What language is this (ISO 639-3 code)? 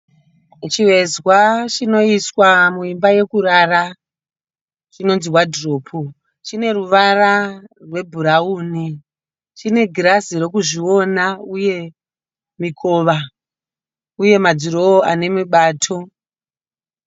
sna